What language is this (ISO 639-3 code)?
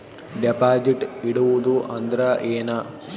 kan